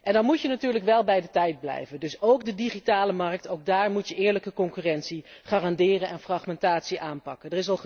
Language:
Dutch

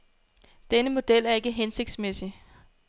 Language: Danish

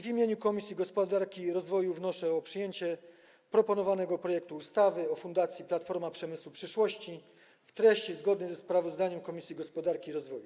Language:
Polish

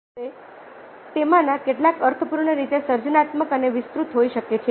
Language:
Gujarati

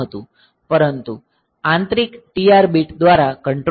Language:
Gujarati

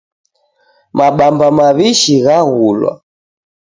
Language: Taita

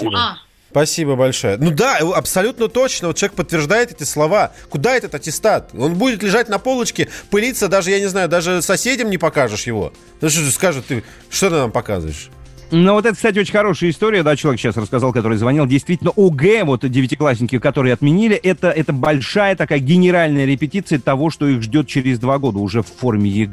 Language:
Russian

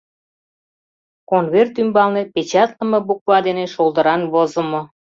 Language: Mari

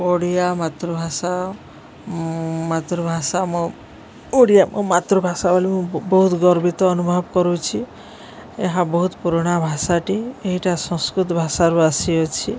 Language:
Odia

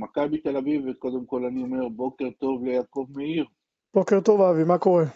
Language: Hebrew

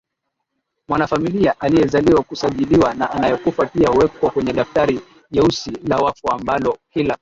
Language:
Swahili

